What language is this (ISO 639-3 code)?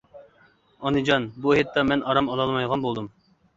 uig